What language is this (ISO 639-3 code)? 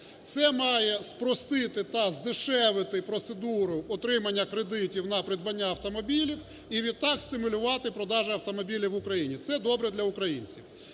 ukr